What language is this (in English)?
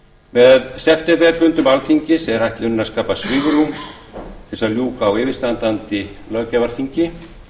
Icelandic